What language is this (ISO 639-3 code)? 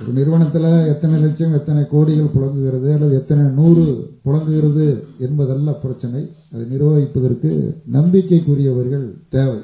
tam